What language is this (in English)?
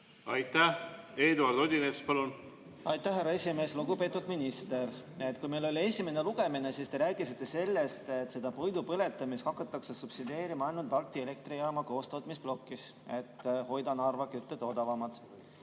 Estonian